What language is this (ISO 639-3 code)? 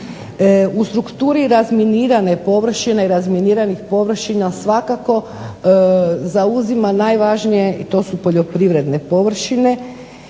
hrv